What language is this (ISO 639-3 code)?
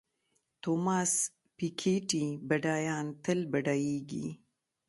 pus